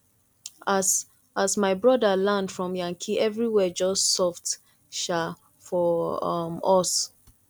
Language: Nigerian Pidgin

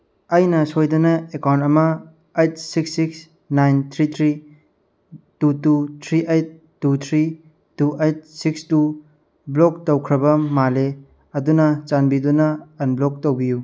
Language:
Manipuri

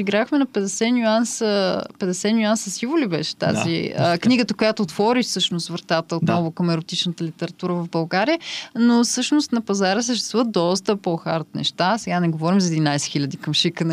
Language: Bulgarian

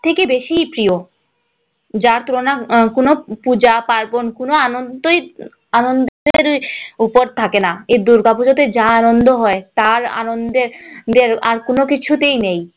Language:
Bangla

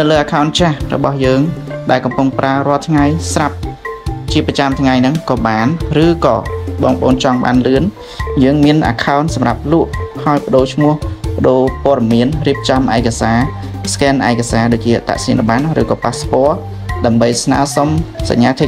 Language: Thai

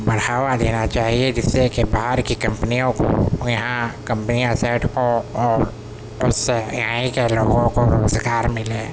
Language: Urdu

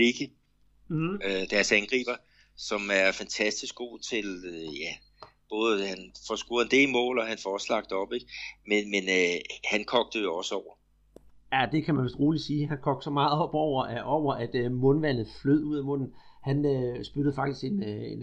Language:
Danish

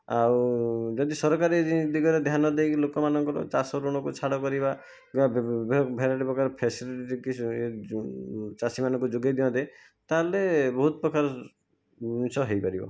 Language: Odia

